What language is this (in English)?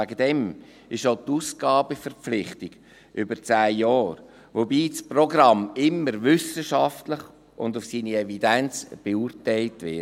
Swiss German